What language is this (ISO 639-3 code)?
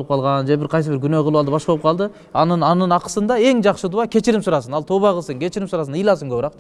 tur